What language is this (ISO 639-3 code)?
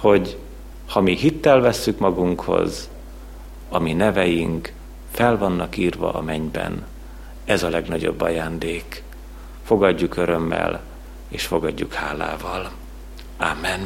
hun